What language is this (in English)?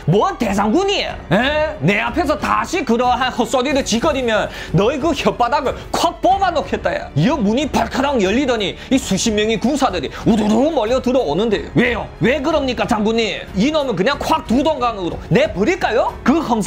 Korean